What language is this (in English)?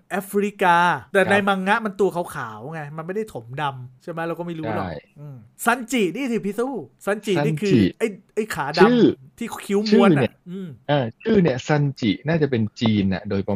Thai